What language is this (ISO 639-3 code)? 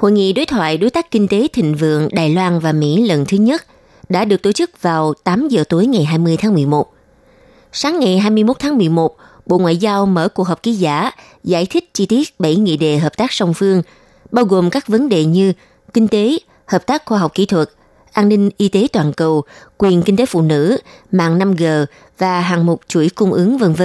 vie